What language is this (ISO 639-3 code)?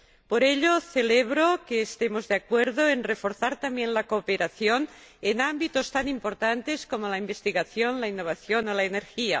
spa